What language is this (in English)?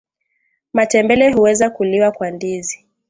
Swahili